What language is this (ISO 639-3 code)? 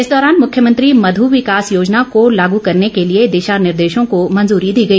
hin